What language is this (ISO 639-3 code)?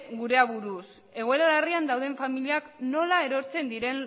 eus